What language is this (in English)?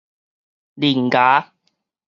Min Nan Chinese